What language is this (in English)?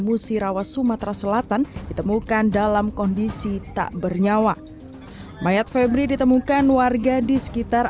Indonesian